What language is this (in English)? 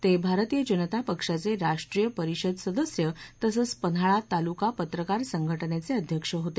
Marathi